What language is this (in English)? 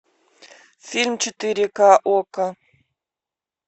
Russian